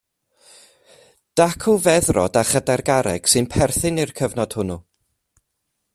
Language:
Welsh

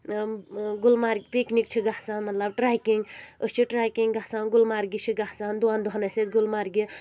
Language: Kashmiri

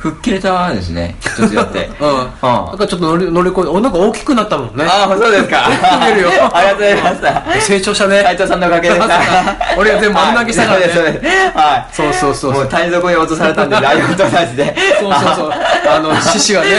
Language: Japanese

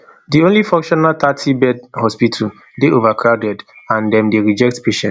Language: Nigerian Pidgin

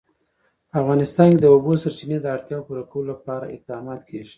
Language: Pashto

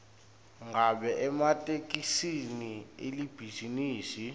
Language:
Swati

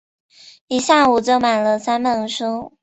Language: Chinese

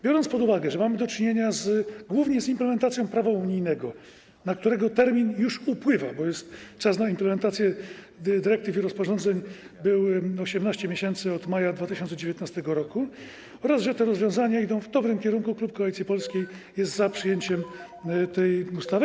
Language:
Polish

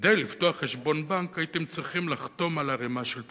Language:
Hebrew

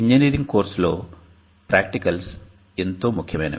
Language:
Telugu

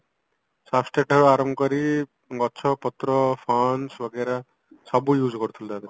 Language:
Odia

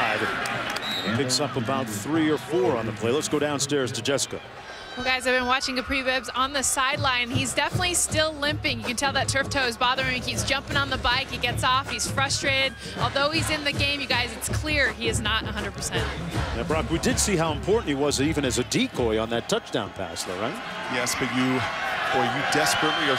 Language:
English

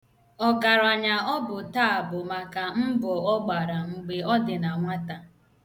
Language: Igbo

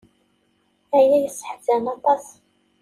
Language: Kabyle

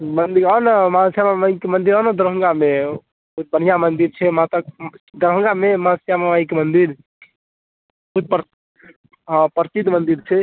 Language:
Maithili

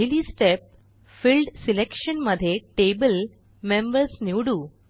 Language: Marathi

